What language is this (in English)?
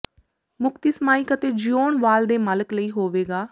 Punjabi